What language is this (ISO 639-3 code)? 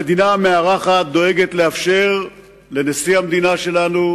heb